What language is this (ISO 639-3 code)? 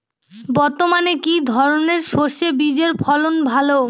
ben